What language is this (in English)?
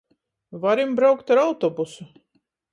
Latgalian